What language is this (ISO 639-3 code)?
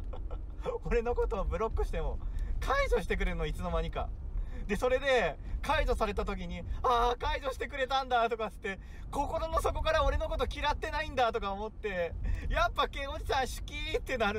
jpn